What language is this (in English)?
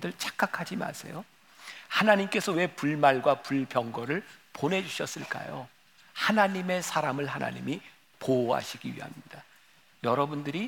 Korean